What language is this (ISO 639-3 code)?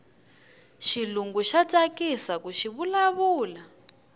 tso